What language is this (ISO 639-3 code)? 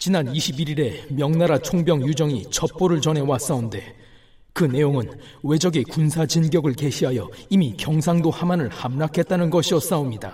kor